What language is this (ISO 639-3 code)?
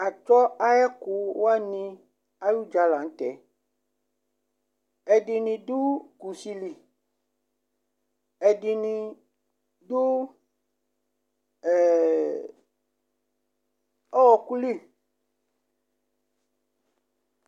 kpo